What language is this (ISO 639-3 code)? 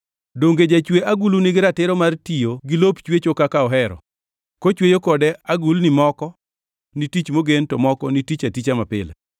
luo